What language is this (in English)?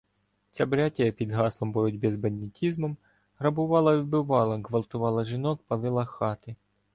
Ukrainian